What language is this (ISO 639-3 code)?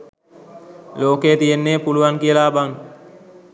sin